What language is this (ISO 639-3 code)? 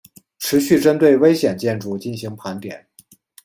zho